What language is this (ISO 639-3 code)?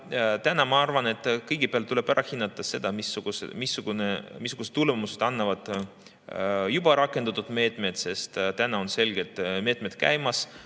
est